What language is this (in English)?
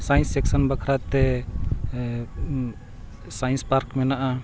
Santali